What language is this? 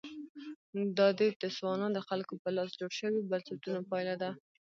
Pashto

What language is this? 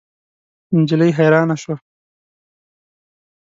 Pashto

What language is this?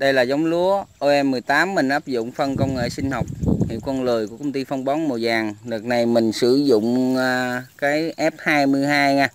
Vietnamese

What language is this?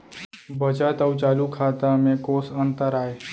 Chhattisgarhi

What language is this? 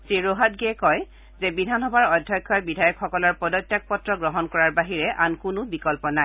Assamese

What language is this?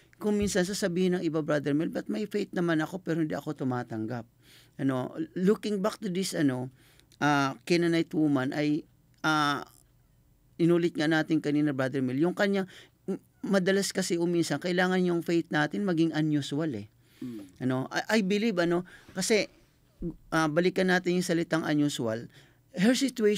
Filipino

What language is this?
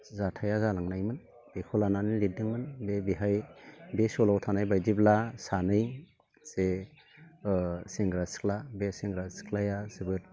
Bodo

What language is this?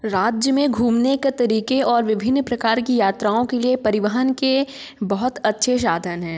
Hindi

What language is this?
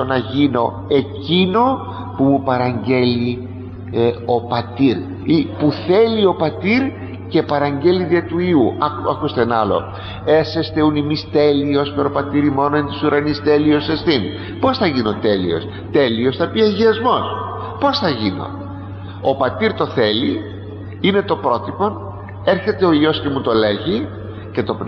Greek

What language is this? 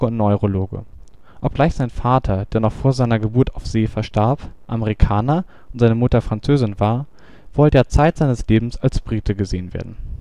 German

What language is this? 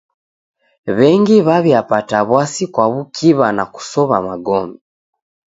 Taita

